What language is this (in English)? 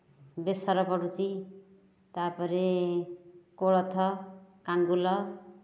Odia